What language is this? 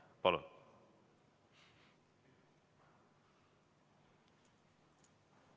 Estonian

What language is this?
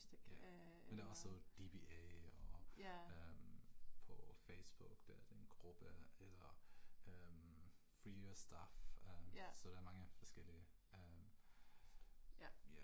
Danish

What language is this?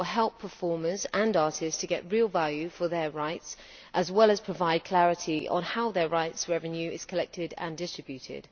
English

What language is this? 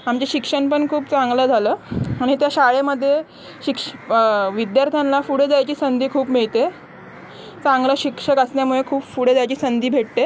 Marathi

